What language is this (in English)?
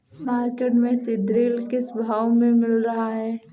Hindi